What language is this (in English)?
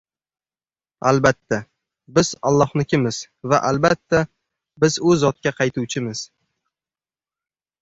Uzbek